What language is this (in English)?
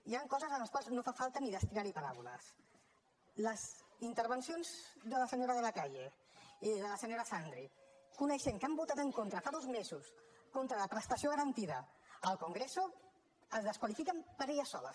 Catalan